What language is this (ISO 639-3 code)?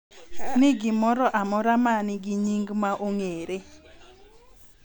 luo